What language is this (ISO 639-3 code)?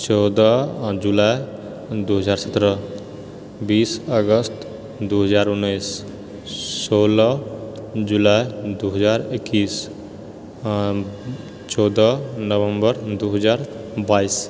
mai